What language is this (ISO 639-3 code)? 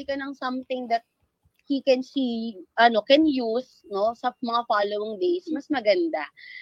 fil